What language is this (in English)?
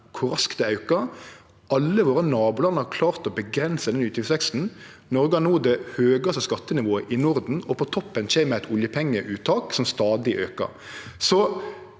Norwegian